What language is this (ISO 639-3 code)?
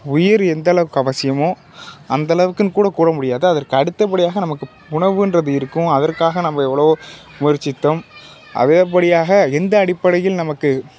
tam